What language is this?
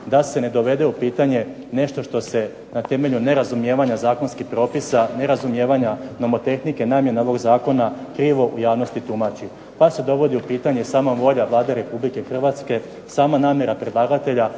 Croatian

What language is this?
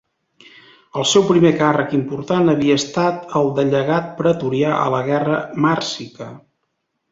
Catalan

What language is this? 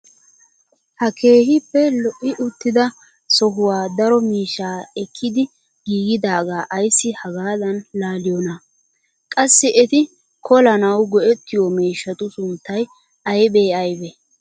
Wolaytta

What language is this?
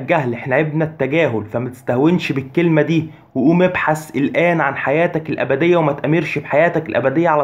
Arabic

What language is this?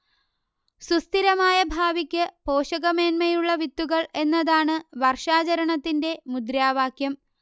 Malayalam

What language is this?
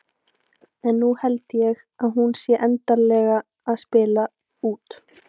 Icelandic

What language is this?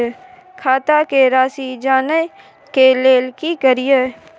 Maithili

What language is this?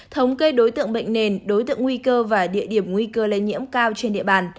Vietnamese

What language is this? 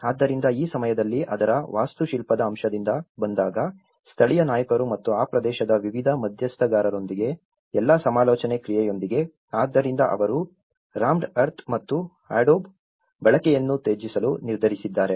Kannada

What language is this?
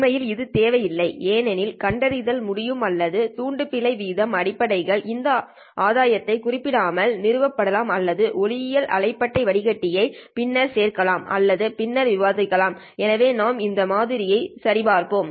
Tamil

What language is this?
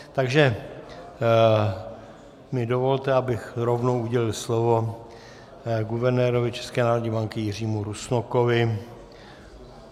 Czech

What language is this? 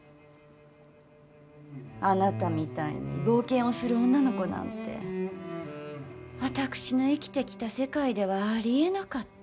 Japanese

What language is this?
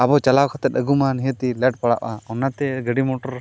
Santali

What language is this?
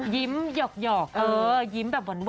Thai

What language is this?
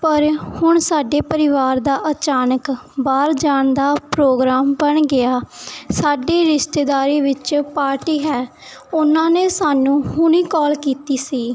Punjabi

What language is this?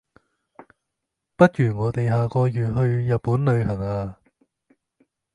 Cantonese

